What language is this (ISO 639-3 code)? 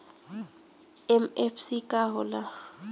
bho